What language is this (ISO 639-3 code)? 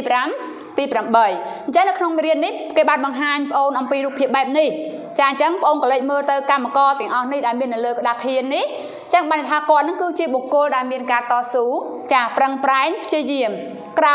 tha